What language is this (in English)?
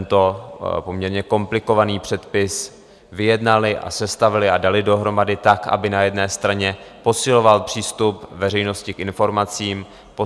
Czech